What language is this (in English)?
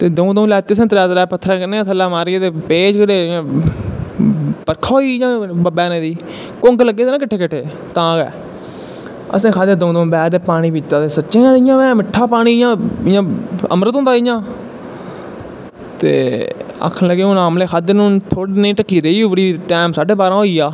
Dogri